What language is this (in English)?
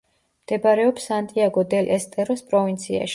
Georgian